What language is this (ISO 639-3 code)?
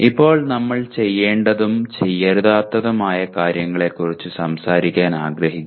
mal